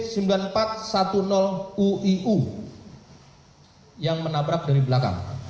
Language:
Indonesian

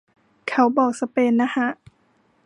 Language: Thai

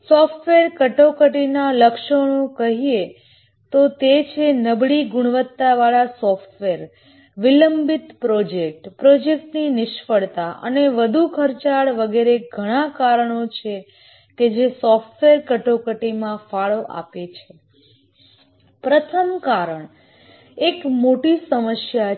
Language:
Gujarati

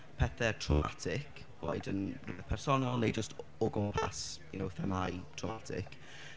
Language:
Welsh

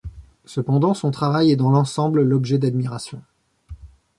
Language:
French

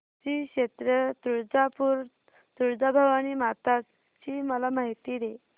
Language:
Marathi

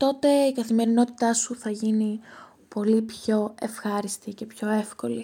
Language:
Greek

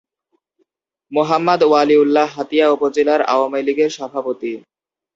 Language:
Bangla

